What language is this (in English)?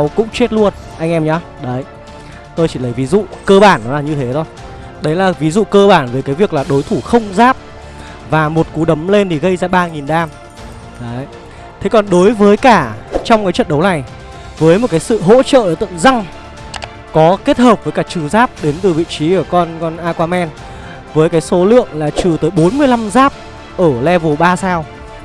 Vietnamese